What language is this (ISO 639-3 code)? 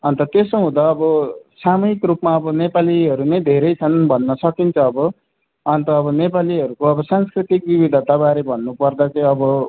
nep